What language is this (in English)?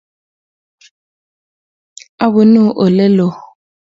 Kalenjin